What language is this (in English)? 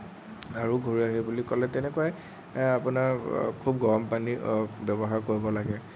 Assamese